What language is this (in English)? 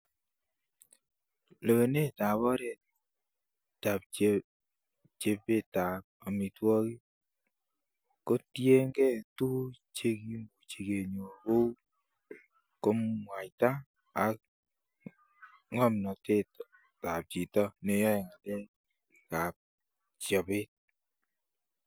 Kalenjin